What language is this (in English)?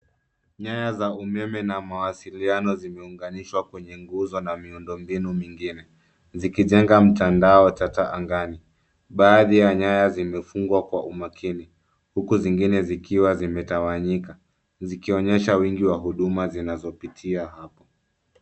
Swahili